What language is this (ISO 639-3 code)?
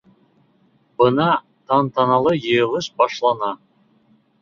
bak